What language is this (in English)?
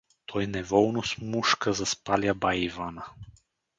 Bulgarian